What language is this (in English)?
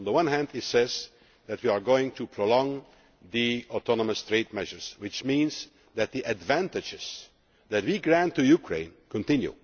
English